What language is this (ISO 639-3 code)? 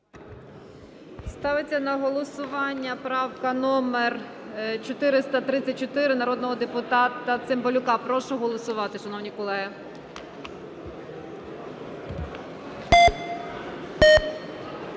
ukr